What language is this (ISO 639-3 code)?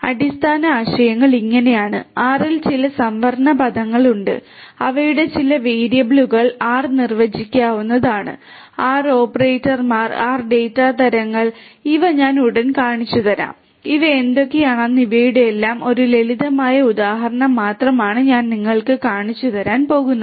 mal